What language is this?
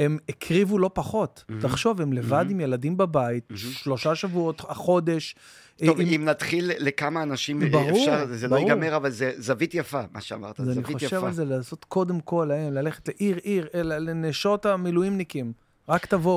Hebrew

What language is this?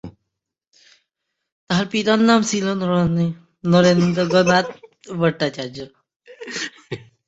Bangla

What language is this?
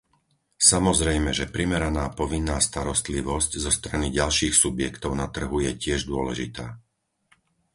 Slovak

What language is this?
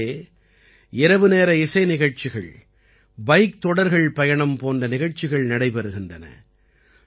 Tamil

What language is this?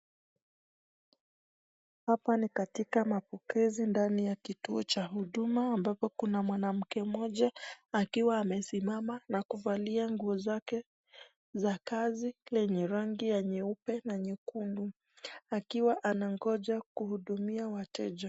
Swahili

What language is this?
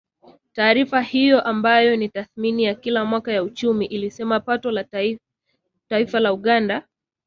Swahili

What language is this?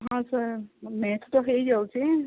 Odia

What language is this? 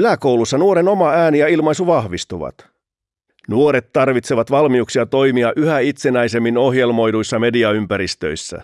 Finnish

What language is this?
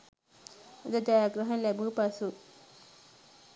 Sinhala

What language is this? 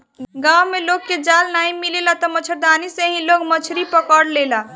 Bhojpuri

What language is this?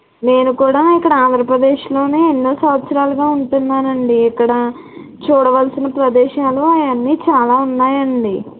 Telugu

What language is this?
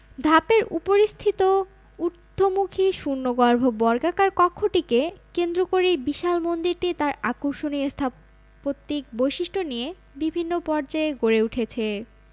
Bangla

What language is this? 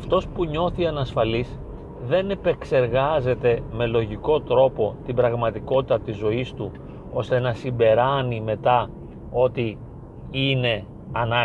Greek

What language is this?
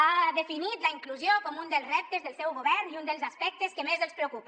Catalan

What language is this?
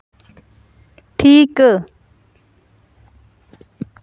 Santali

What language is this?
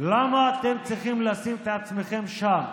Hebrew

